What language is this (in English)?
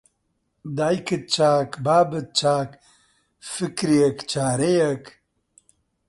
Central Kurdish